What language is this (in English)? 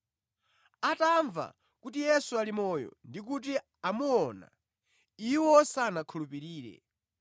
Nyanja